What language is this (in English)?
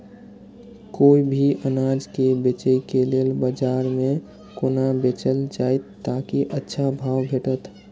Maithili